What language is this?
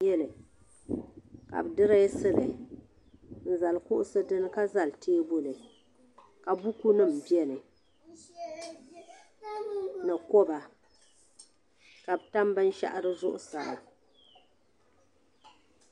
Dagbani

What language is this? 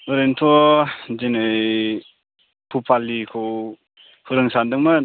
Bodo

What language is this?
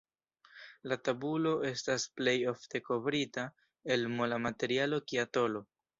Esperanto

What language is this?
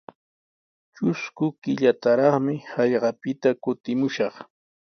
Sihuas Ancash Quechua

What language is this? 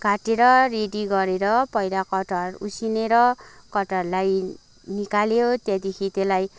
Nepali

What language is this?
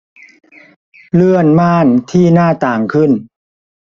Thai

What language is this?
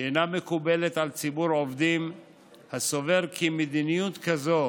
Hebrew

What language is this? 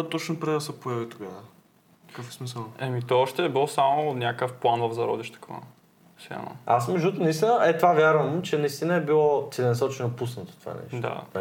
Bulgarian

